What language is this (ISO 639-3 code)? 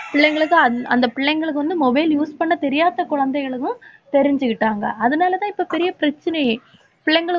tam